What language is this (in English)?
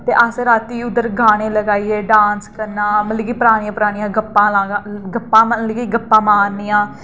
Dogri